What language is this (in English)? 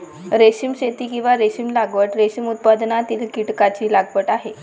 Marathi